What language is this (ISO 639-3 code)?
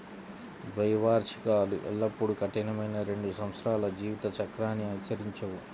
tel